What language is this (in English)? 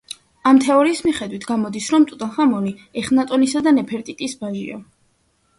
Georgian